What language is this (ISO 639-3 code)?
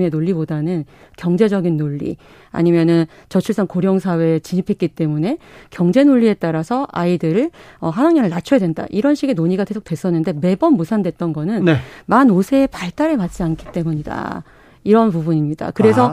kor